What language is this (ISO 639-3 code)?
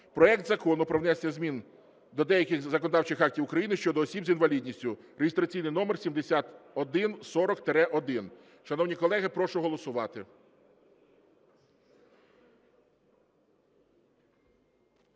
ukr